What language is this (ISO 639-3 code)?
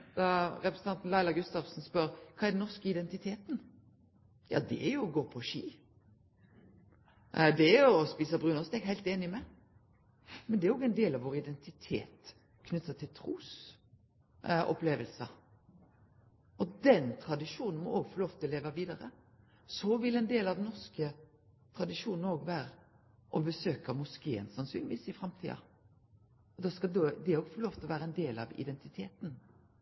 nno